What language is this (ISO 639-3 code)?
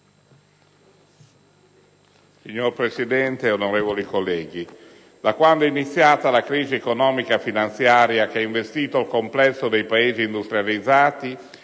ita